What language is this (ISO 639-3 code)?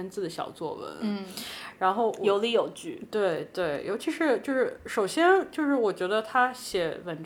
zho